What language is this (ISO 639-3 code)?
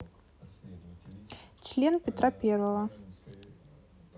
rus